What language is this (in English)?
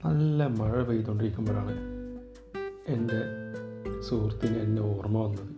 Malayalam